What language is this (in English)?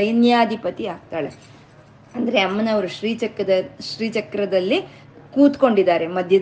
Kannada